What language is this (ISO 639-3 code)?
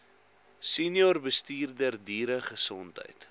afr